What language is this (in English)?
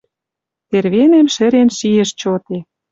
Western Mari